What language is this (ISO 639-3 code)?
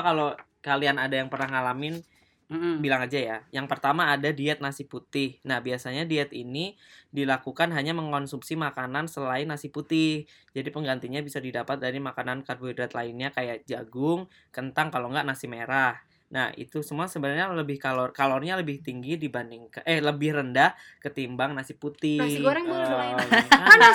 ind